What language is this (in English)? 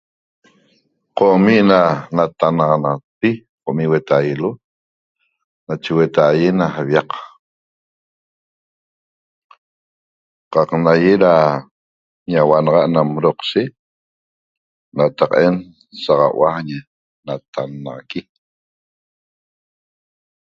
Toba